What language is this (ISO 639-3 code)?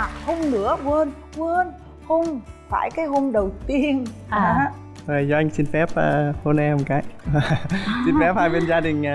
vie